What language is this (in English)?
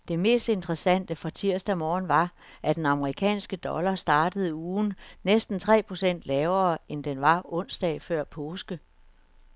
Danish